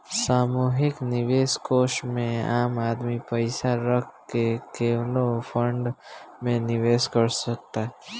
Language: Bhojpuri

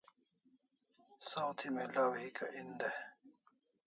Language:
Kalasha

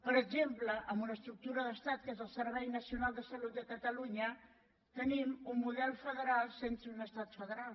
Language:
Catalan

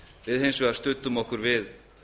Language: Icelandic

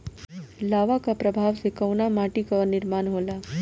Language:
Bhojpuri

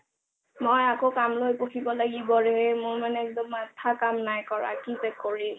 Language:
Assamese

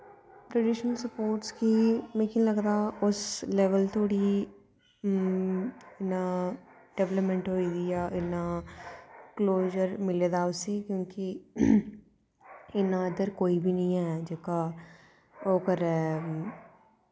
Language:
Dogri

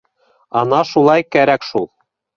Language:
Bashkir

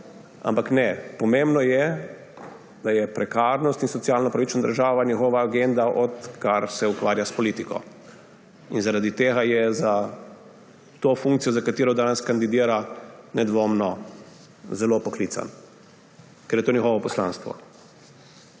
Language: Slovenian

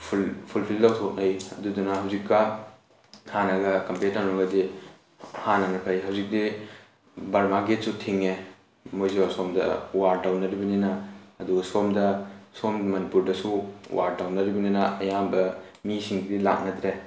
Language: Manipuri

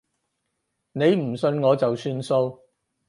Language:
Cantonese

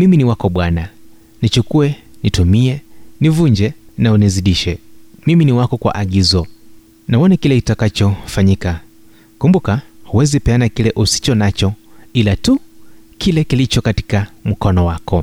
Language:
Swahili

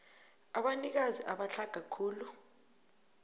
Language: South Ndebele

